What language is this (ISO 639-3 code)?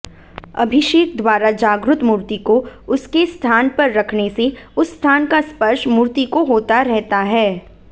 hin